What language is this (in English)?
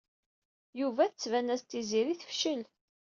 Kabyle